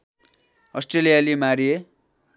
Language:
Nepali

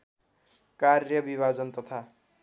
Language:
Nepali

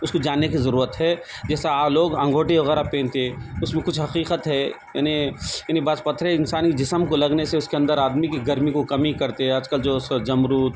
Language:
Urdu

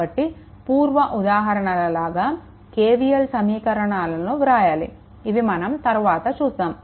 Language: Telugu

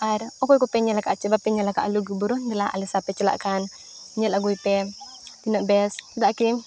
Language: Santali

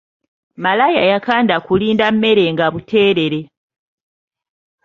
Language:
Ganda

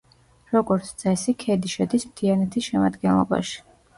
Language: Georgian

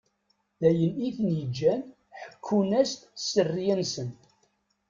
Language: Kabyle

